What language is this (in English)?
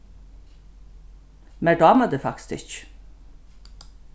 Faroese